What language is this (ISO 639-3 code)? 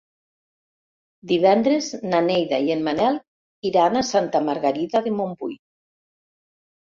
cat